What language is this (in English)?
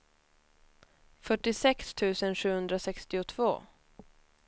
Swedish